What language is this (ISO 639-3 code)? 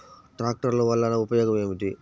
tel